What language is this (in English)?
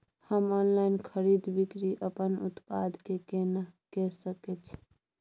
Maithili